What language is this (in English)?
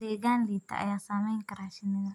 Somali